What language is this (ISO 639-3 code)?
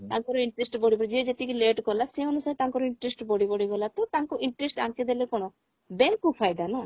ori